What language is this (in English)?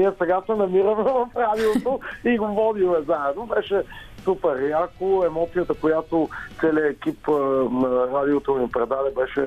Bulgarian